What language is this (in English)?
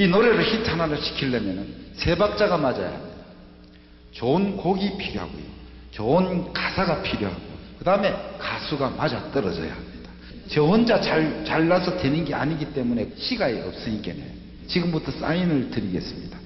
Korean